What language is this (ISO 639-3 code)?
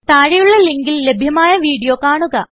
mal